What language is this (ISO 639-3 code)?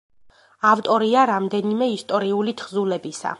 kat